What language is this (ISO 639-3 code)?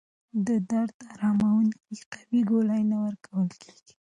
pus